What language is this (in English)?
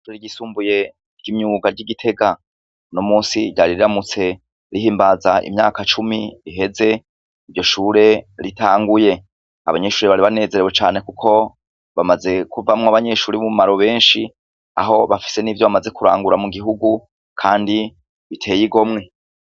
Rundi